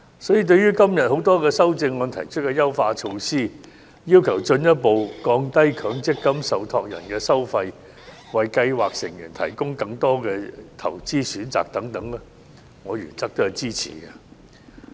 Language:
Cantonese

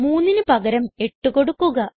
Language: Malayalam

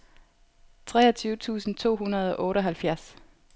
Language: Danish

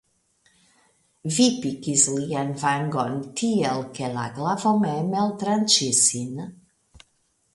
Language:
Esperanto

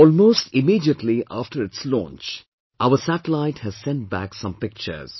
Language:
English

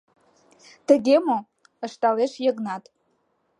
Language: Mari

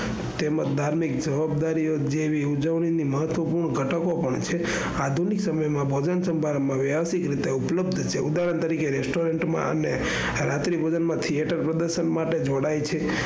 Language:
Gujarati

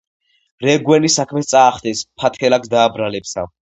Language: Georgian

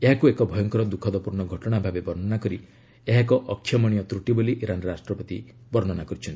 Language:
Odia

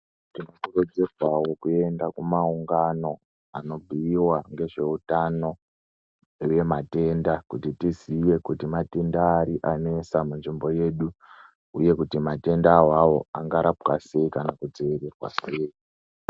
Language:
Ndau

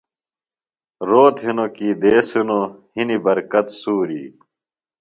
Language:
Phalura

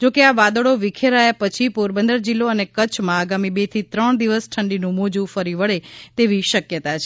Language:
Gujarati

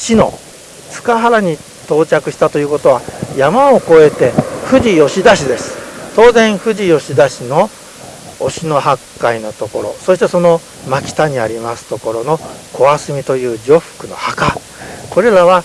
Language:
Japanese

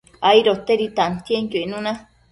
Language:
Matsés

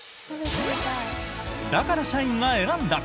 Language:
Japanese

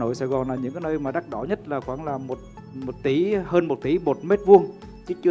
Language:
Vietnamese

